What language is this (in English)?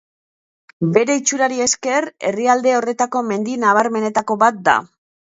Basque